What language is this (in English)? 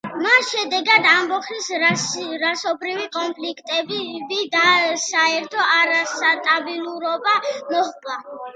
Georgian